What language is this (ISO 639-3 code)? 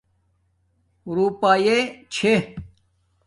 dmk